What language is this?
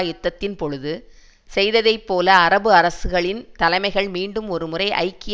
Tamil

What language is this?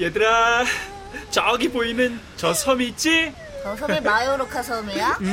Korean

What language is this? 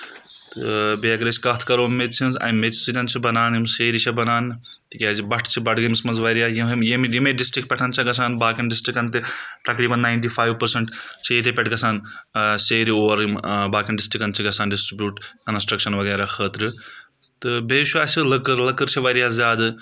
Kashmiri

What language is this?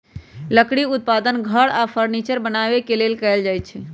Magahi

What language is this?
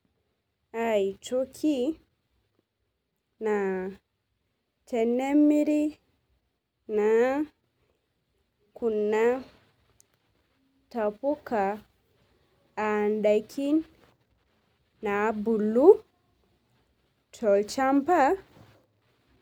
Masai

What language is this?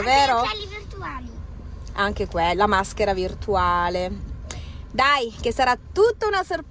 Italian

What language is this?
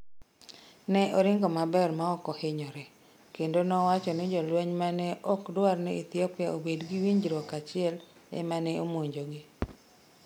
Luo (Kenya and Tanzania)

